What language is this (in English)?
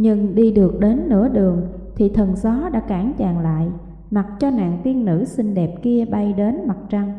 Vietnamese